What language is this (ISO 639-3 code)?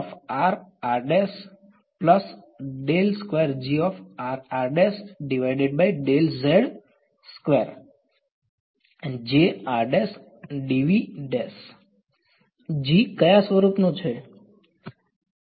guj